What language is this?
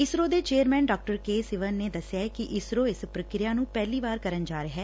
Punjabi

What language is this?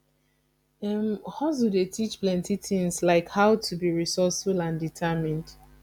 Nigerian Pidgin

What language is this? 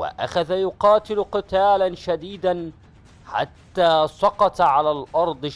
Arabic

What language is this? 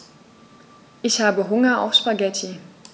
German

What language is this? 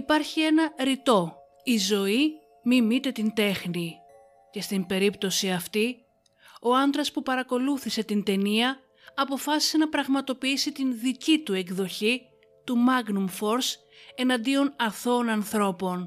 Greek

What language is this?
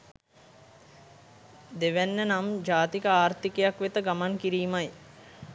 Sinhala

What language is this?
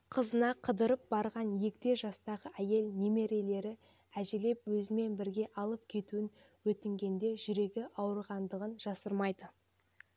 Kazakh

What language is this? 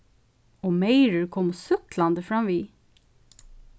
Faroese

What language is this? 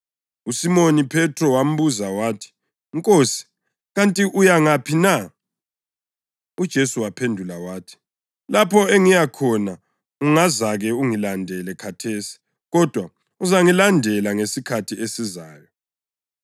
North Ndebele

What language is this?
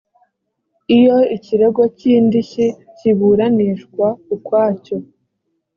Kinyarwanda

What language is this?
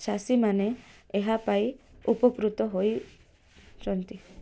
Odia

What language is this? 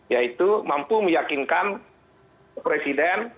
Indonesian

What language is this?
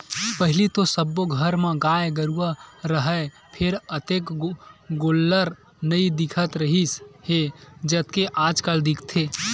Chhattisgarhi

